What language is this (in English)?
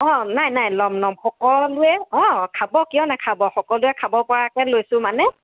Assamese